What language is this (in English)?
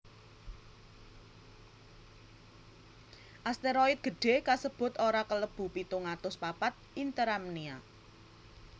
Javanese